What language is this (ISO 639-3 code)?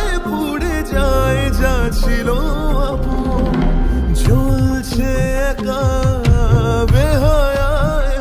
ben